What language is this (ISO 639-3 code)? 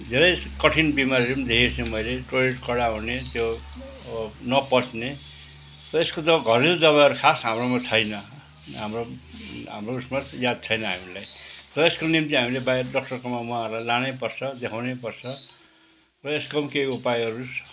nep